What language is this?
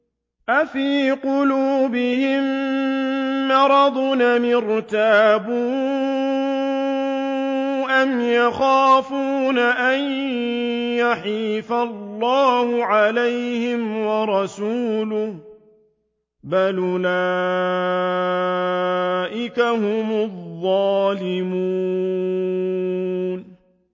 Arabic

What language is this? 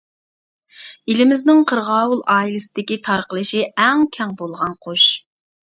Uyghur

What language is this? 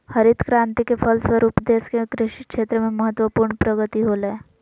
Magahi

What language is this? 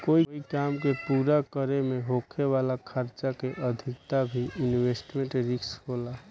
Bhojpuri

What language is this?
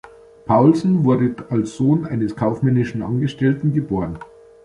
German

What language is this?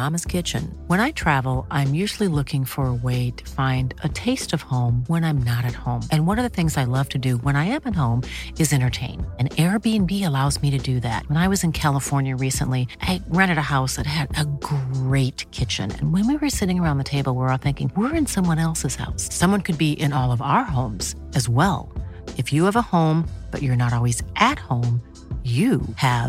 Swedish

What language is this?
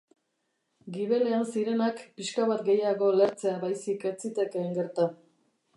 Basque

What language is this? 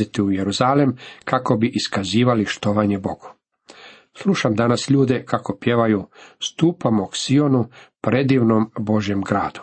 Croatian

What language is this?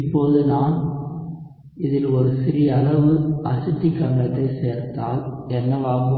Tamil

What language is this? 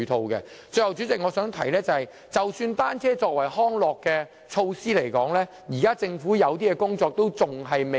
Cantonese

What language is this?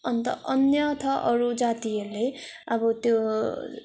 Nepali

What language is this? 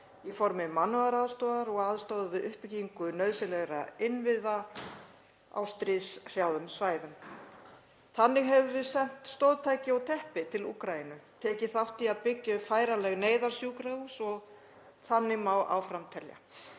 Icelandic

